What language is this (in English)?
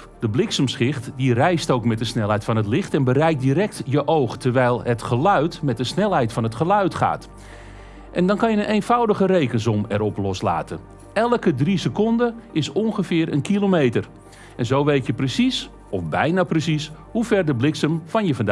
Dutch